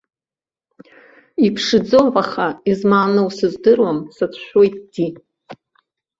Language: Abkhazian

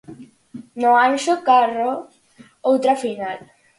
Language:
Galician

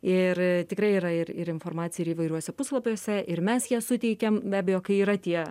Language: Lithuanian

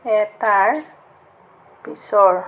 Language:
Assamese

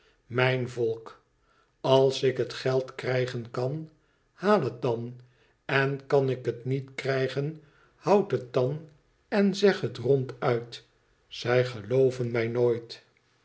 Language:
Dutch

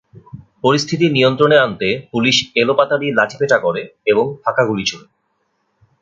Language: Bangla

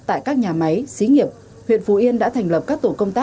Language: Vietnamese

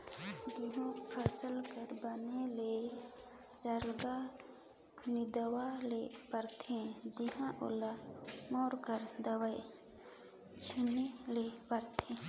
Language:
Chhattisgarhi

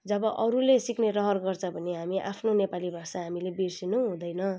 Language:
Nepali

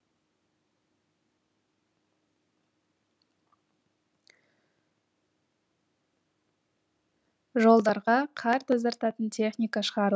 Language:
Kazakh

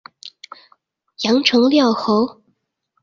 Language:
Chinese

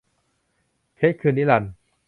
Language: Thai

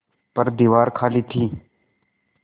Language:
Hindi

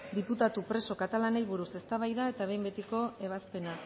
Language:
Basque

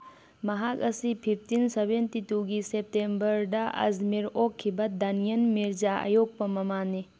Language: Manipuri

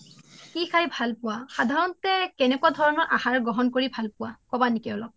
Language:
Assamese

